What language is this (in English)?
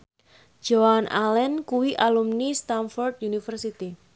Javanese